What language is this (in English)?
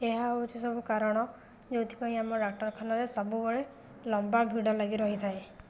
Odia